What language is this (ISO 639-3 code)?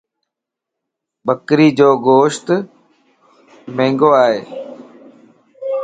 lss